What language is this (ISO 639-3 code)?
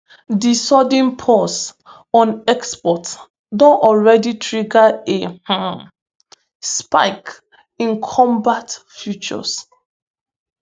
pcm